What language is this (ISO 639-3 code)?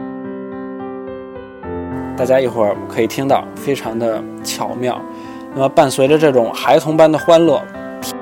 zho